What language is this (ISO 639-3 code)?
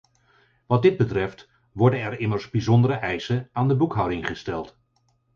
nld